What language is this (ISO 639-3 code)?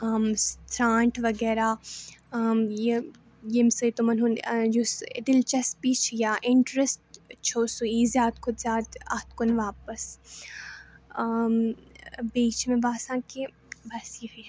kas